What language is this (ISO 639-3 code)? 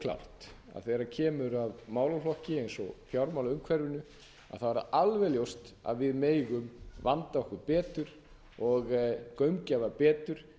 isl